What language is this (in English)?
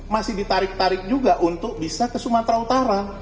Indonesian